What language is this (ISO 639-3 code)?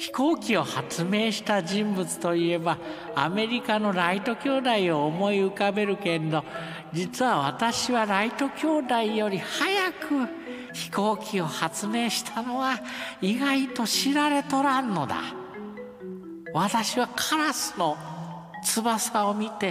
jpn